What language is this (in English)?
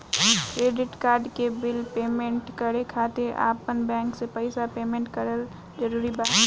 Bhojpuri